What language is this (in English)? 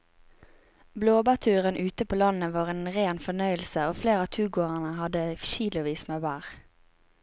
Norwegian